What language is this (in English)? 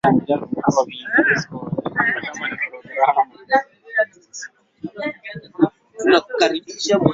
Swahili